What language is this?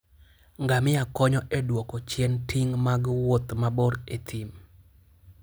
Luo (Kenya and Tanzania)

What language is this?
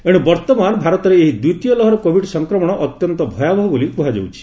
Odia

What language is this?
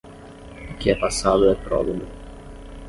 Portuguese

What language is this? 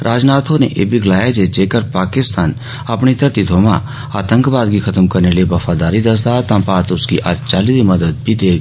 Dogri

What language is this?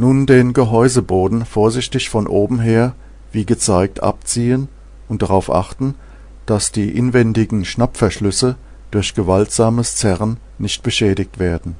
German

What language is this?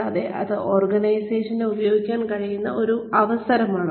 Malayalam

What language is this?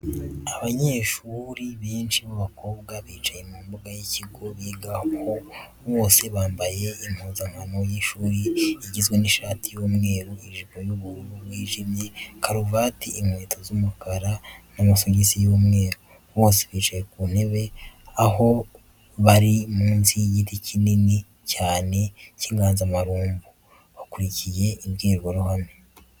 Kinyarwanda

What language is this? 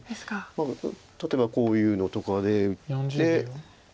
Japanese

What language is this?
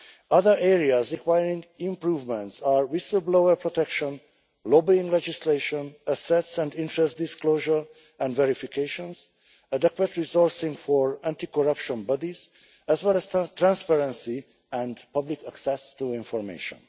English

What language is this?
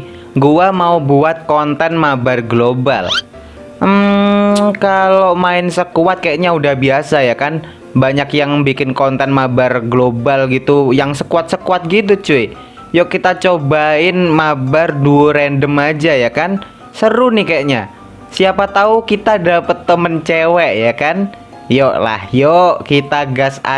Indonesian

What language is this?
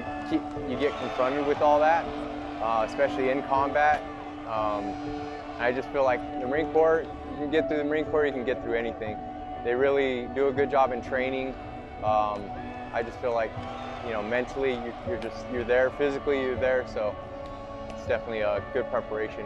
English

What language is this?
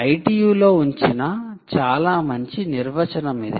Telugu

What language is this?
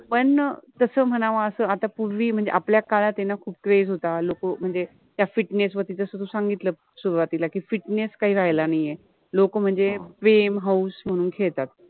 Marathi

